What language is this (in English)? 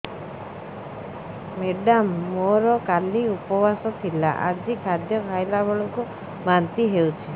Odia